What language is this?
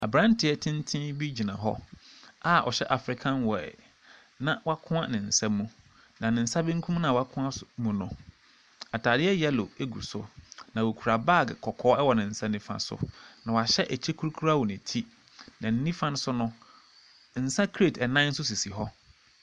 Akan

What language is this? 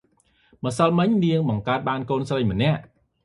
Khmer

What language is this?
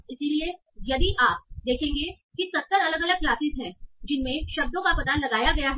Hindi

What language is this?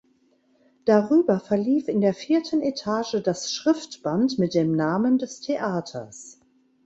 German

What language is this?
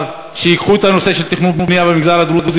Hebrew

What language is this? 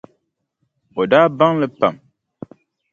Dagbani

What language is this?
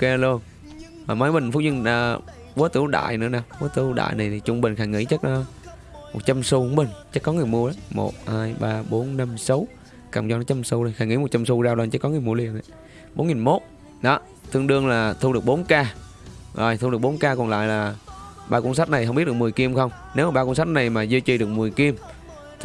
Vietnamese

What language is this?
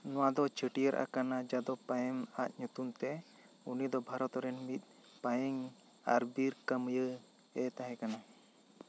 Santali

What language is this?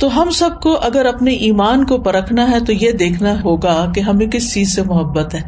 Urdu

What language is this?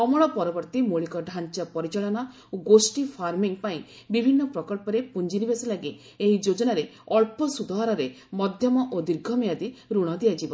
Odia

